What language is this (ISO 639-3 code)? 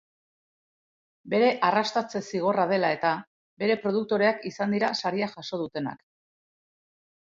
eus